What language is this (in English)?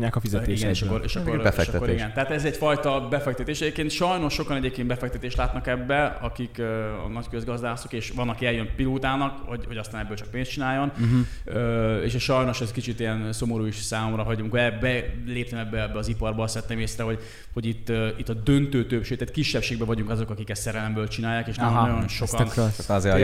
Hungarian